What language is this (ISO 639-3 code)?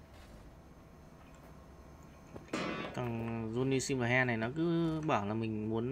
vie